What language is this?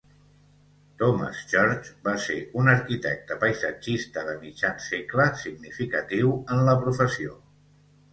Catalan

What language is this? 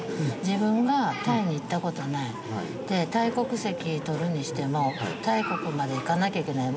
Japanese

